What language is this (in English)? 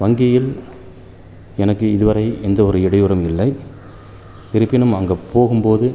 Tamil